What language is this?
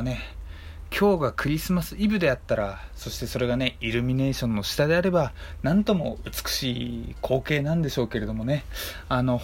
Japanese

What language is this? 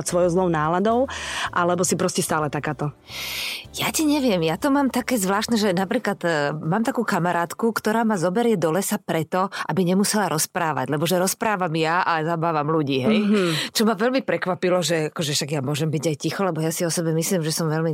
Slovak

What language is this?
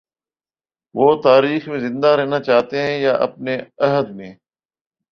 Urdu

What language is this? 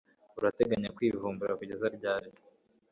Kinyarwanda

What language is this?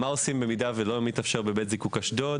Hebrew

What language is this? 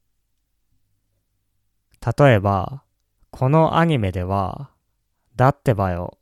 Japanese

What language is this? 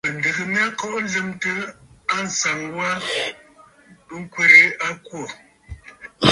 Bafut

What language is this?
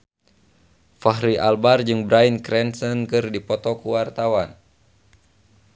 Sundanese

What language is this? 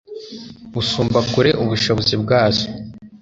Kinyarwanda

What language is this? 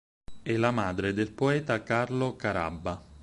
Italian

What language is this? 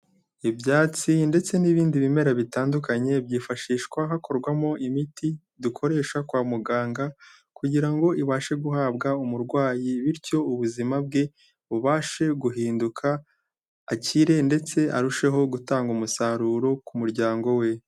Kinyarwanda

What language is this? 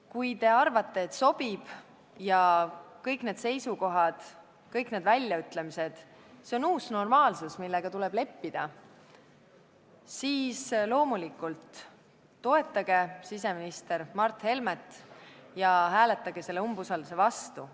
Estonian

